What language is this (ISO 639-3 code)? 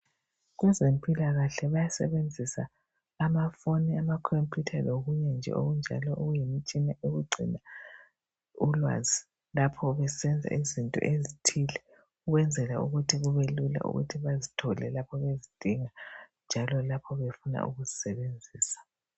nde